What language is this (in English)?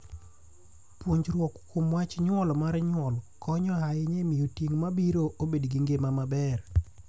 Luo (Kenya and Tanzania)